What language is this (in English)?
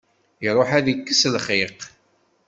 Kabyle